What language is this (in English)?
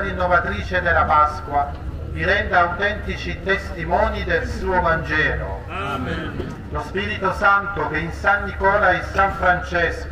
Italian